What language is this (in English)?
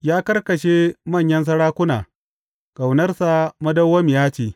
Hausa